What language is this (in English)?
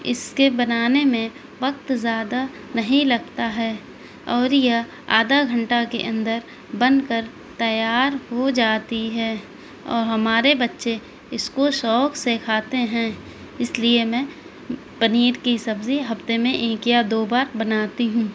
Urdu